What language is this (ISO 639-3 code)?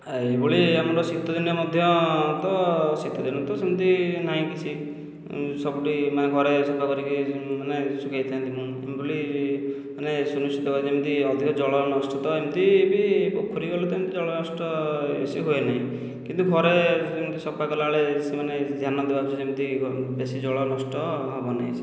ori